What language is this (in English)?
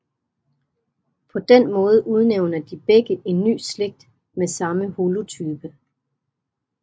Danish